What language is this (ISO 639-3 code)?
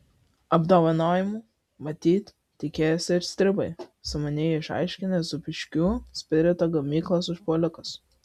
lit